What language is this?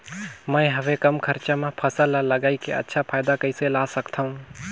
Chhattisgarhi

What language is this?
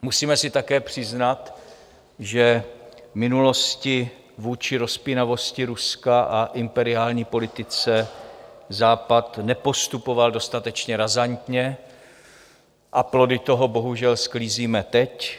Czech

